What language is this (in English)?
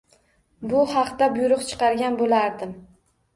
Uzbek